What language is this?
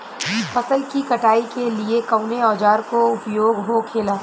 Bhojpuri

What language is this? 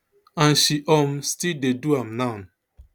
Nigerian Pidgin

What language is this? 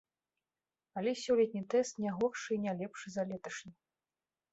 Belarusian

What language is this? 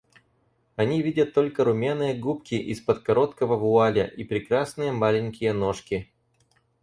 Russian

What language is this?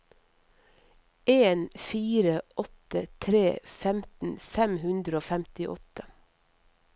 Norwegian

